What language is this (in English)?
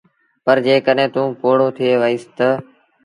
Sindhi Bhil